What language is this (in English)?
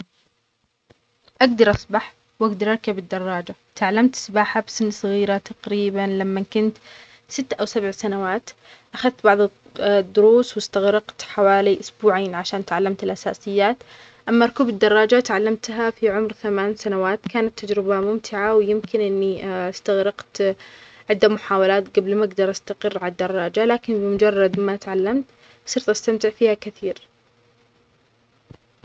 Omani Arabic